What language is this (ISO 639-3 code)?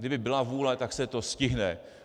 ces